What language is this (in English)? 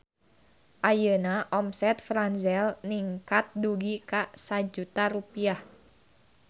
Sundanese